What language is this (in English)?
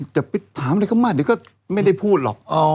Thai